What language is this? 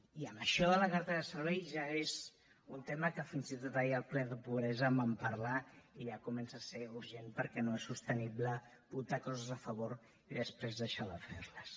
Catalan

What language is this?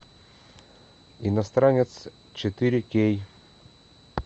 Russian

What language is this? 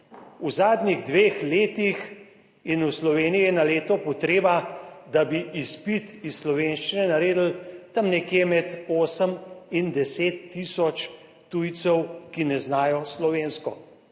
Slovenian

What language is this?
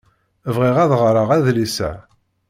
Kabyle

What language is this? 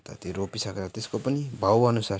Nepali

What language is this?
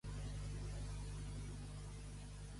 Catalan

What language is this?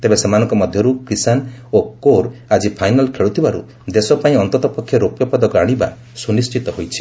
Odia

